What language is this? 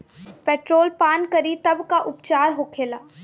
Bhojpuri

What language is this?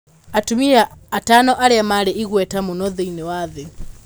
Kikuyu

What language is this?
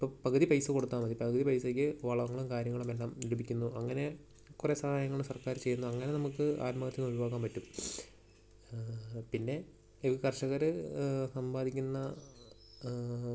Malayalam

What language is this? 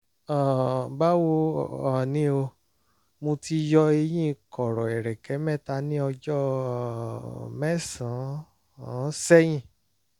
Yoruba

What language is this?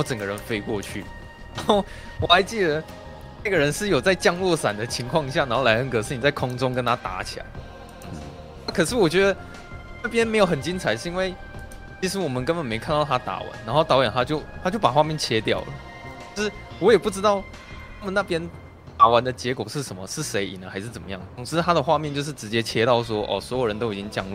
Chinese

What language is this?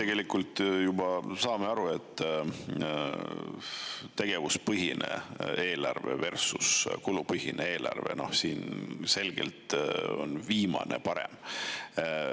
Estonian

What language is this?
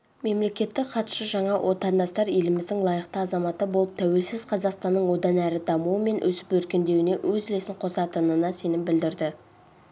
Kazakh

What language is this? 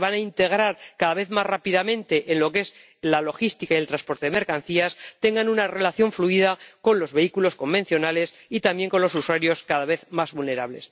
Spanish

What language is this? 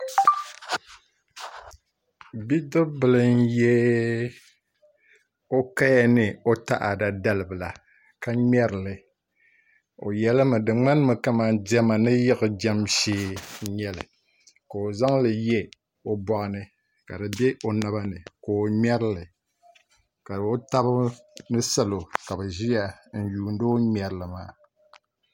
Dagbani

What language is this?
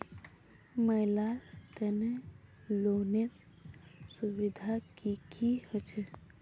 Magahi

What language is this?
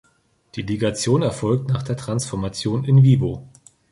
German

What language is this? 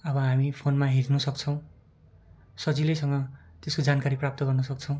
Nepali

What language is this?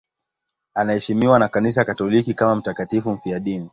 Swahili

